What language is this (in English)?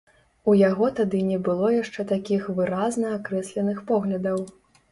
Belarusian